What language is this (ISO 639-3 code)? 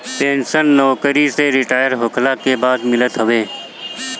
bho